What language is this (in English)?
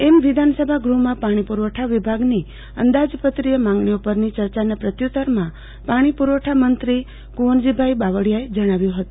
Gujarati